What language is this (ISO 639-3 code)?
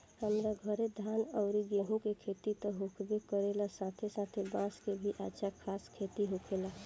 bho